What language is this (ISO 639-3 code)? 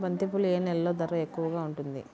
tel